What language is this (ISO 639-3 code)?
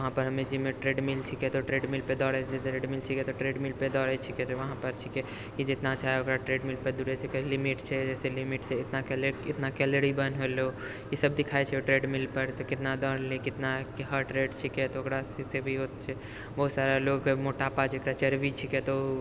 mai